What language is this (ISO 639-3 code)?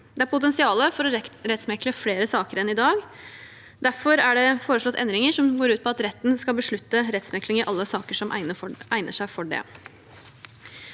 nor